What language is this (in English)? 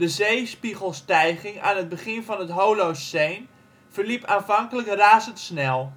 Dutch